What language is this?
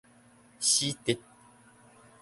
Min Nan Chinese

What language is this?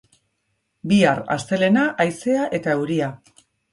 Basque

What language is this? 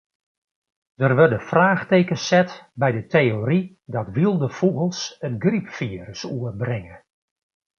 Western Frisian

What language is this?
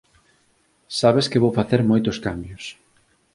Galician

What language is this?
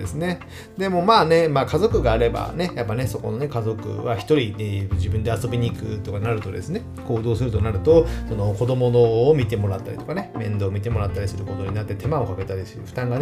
Japanese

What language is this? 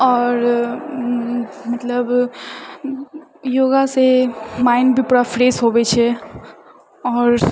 Maithili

